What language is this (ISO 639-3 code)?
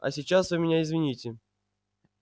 rus